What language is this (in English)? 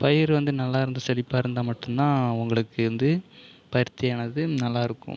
Tamil